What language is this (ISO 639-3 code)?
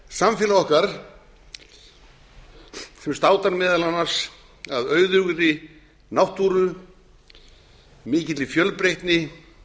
isl